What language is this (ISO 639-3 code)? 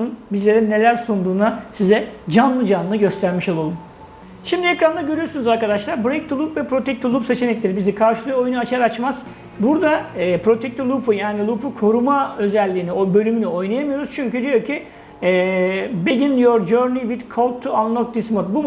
tur